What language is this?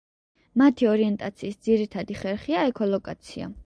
Georgian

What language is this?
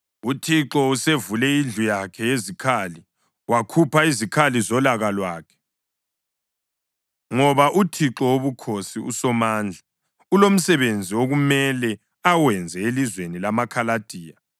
North Ndebele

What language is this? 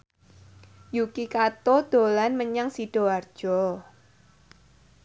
Javanese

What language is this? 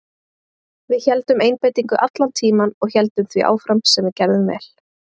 Icelandic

